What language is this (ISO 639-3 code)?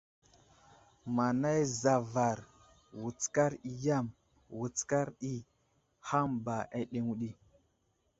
udl